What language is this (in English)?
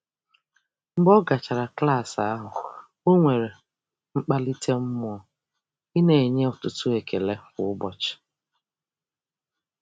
Igbo